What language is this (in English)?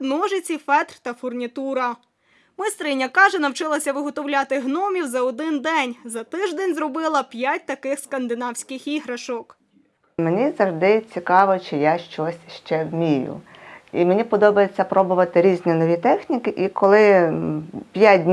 Ukrainian